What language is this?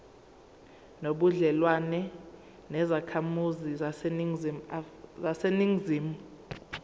Zulu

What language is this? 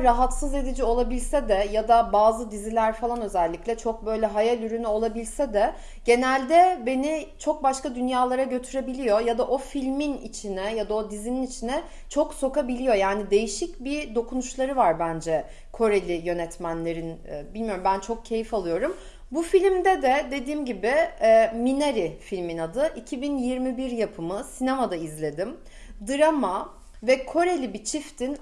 Turkish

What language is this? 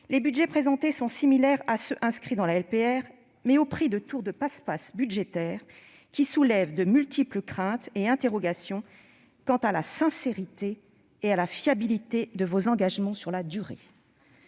French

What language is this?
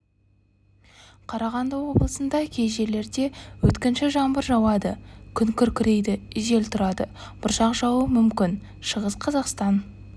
Kazakh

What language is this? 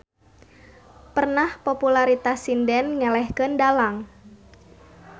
Sundanese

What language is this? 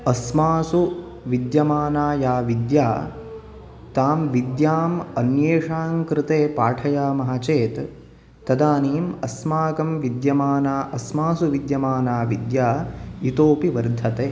Sanskrit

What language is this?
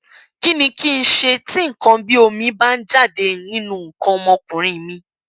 Yoruba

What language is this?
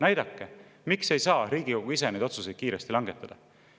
Estonian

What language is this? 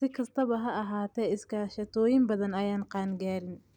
Somali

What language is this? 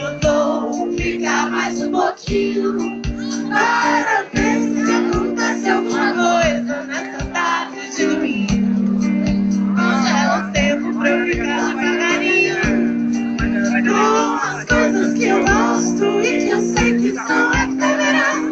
Portuguese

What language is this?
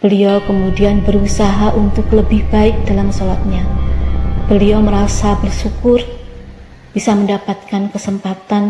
Indonesian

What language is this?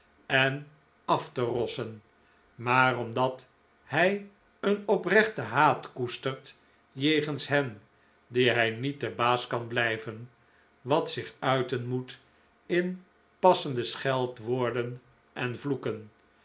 Dutch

